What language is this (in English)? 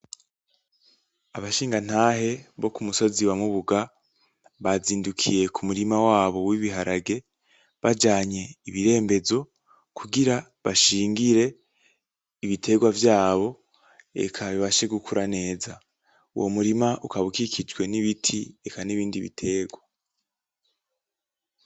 Rundi